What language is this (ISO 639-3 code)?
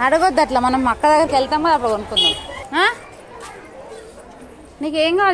spa